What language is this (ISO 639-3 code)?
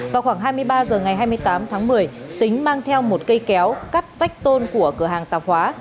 vie